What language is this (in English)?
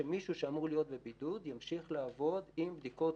Hebrew